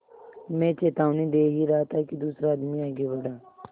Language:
Hindi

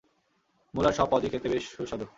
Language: Bangla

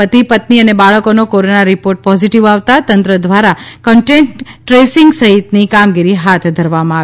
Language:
Gujarati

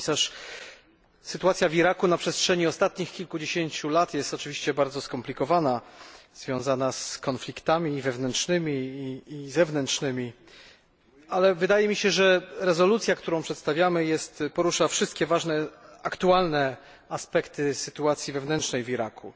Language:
Polish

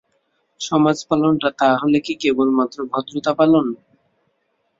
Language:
Bangla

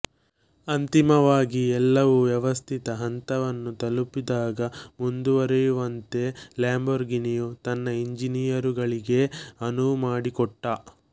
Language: Kannada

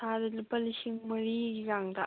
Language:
Manipuri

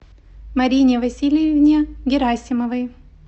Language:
Russian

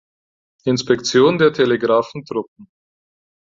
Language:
German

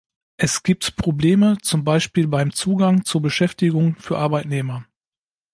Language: German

